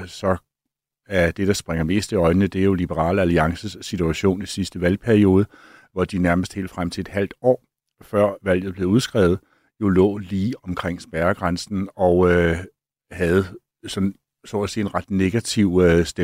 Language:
Danish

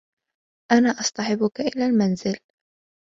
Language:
Arabic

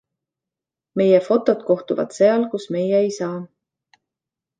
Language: Estonian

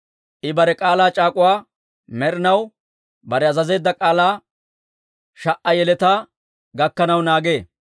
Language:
Dawro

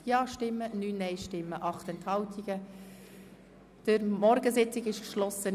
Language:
Swiss German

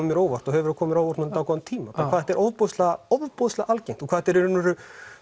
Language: Icelandic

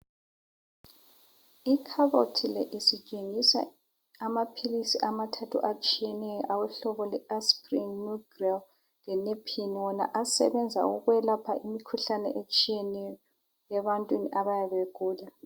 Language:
North Ndebele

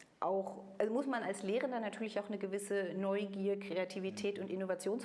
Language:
German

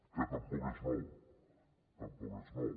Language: Catalan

